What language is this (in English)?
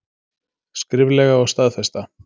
Icelandic